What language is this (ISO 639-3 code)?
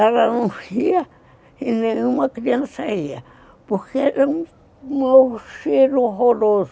por